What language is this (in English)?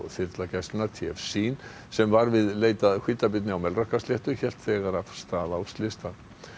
Icelandic